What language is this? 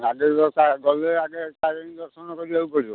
Odia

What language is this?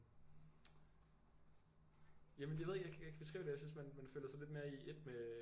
Danish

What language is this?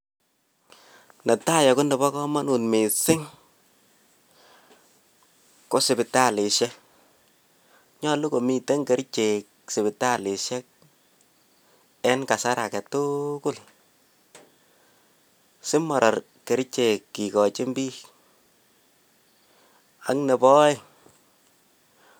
Kalenjin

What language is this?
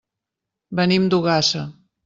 Catalan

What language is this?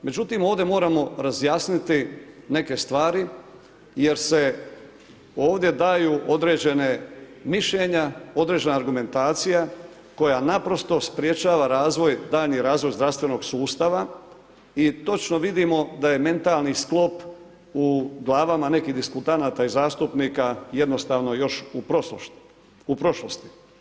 Croatian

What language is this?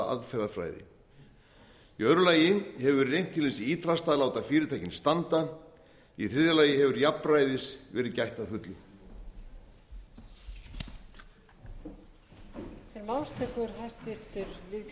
Icelandic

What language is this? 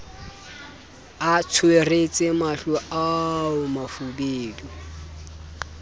Southern Sotho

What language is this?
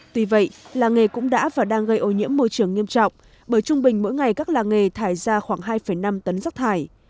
Vietnamese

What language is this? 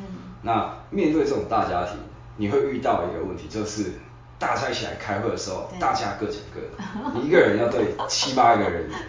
Chinese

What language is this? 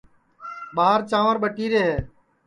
Sansi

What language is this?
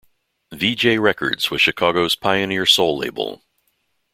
English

